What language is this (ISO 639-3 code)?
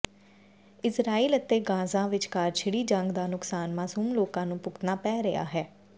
pan